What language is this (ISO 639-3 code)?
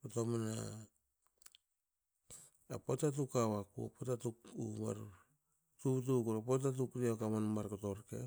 hao